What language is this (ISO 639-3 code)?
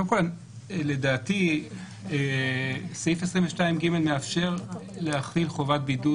heb